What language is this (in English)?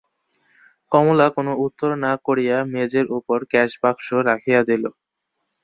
Bangla